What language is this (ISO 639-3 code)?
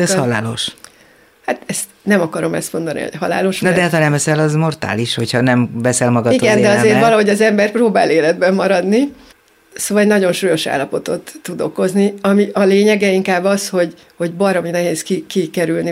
hun